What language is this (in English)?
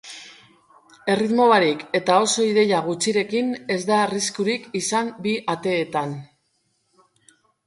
Basque